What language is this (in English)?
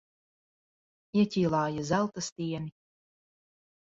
Latvian